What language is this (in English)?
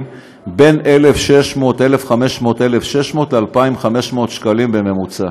Hebrew